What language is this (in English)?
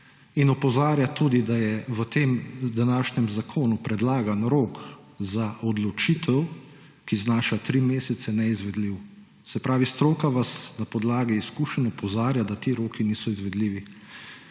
Slovenian